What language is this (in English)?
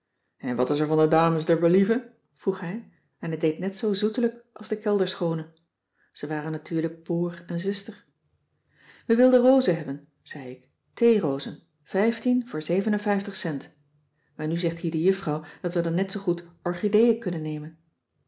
Dutch